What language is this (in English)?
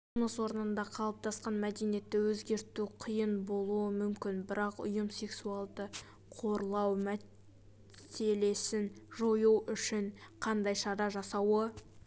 Kazakh